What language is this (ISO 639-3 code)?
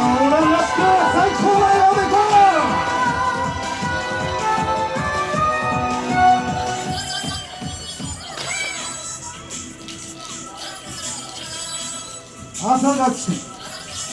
jpn